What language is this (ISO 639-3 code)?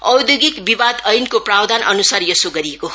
nep